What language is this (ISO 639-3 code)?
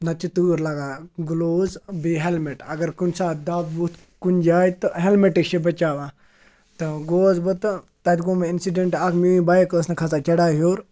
kas